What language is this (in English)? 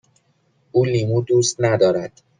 Persian